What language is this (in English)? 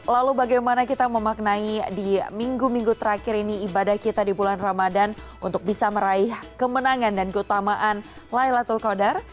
Indonesian